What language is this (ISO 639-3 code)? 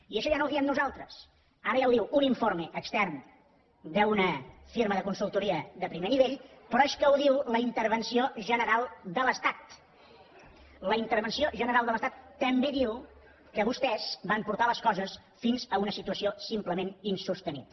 cat